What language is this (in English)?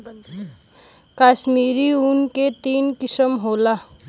Bhojpuri